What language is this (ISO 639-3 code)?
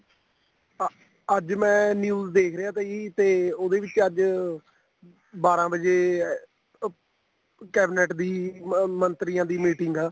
pan